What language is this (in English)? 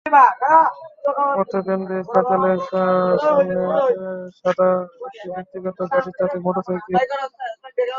Bangla